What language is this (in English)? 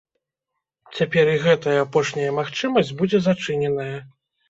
Belarusian